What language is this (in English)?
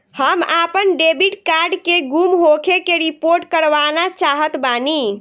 Bhojpuri